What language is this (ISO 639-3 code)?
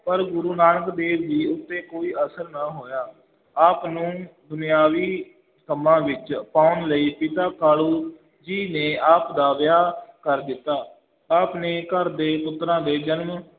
pan